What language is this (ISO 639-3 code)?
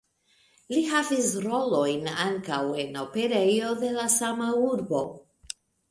epo